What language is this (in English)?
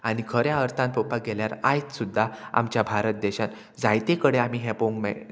Konkani